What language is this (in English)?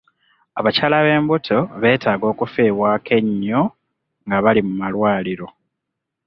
Ganda